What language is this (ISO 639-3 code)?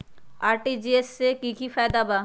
mag